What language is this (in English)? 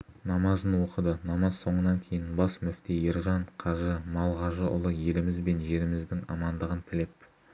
Kazakh